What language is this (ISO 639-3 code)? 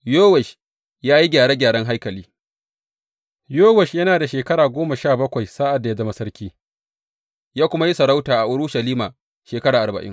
hau